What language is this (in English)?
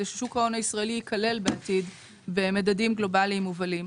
Hebrew